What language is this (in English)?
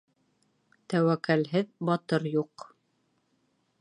Bashkir